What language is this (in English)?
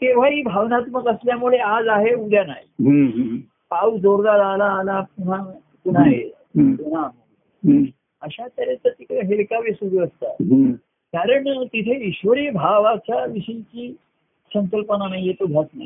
Marathi